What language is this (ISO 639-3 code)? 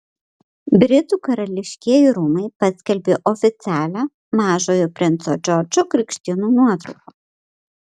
lit